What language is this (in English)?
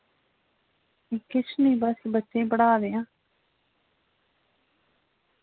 Dogri